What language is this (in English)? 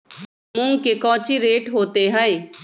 Magahi